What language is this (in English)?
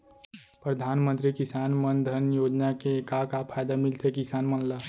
Chhattisgarhi